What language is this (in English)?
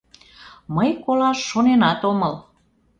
Mari